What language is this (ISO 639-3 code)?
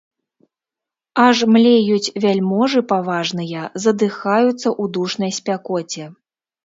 bel